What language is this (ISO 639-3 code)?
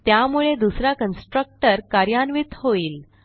mar